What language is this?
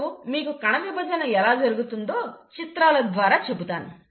Telugu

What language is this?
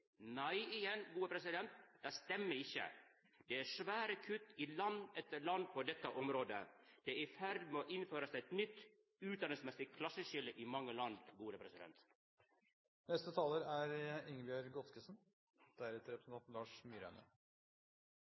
Norwegian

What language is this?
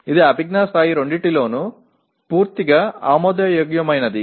Telugu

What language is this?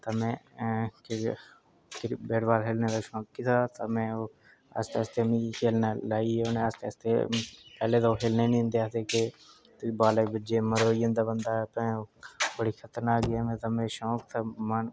Dogri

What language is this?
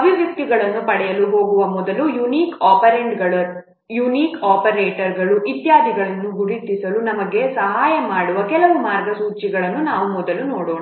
Kannada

